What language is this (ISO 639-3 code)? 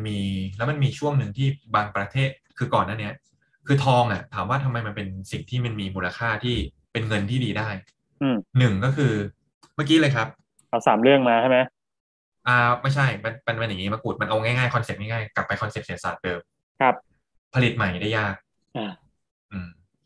tha